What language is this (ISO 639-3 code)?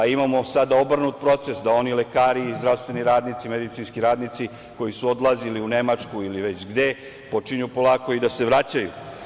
srp